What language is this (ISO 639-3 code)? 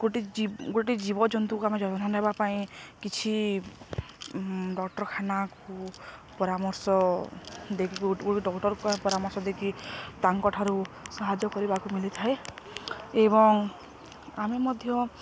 ori